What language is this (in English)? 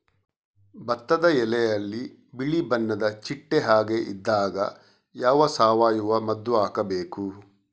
Kannada